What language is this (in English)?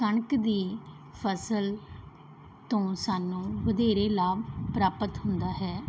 Punjabi